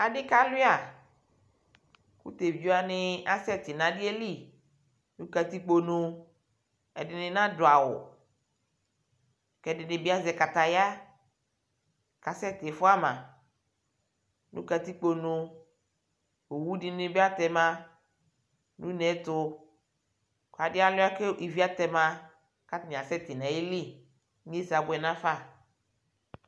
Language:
Ikposo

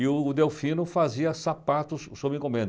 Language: Portuguese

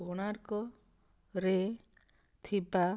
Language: Odia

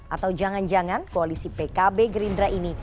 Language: Indonesian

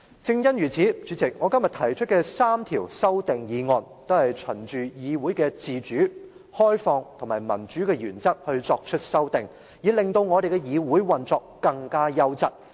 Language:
Cantonese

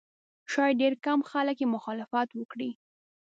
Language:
Pashto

